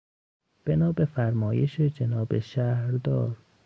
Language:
Persian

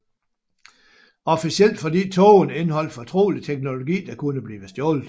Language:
Danish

